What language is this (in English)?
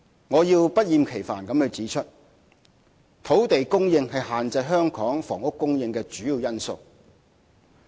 Cantonese